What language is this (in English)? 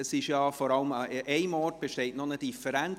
Swiss German